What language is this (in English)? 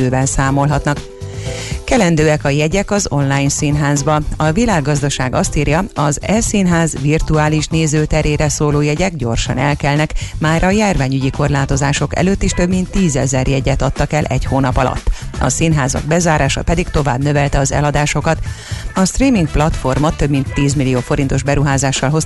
Hungarian